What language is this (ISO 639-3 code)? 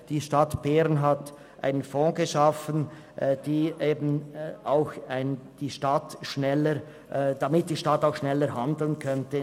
gsw